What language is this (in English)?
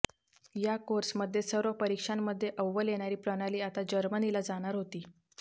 Marathi